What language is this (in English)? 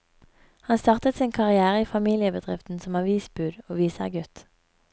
Norwegian